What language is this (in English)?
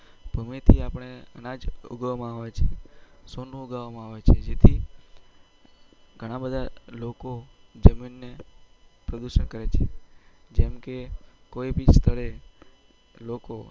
Gujarati